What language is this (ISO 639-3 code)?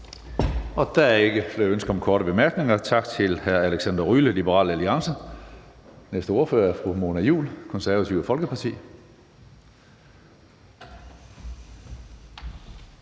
dan